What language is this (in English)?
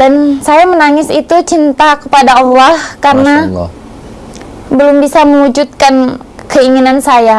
Indonesian